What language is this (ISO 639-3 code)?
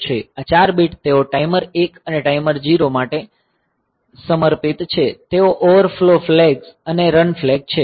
guj